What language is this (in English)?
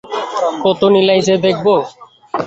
Bangla